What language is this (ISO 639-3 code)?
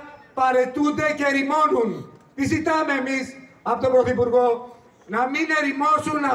ell